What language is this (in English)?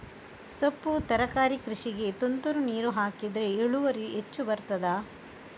Kannada